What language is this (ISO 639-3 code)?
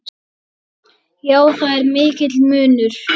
isl